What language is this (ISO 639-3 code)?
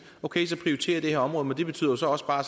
dan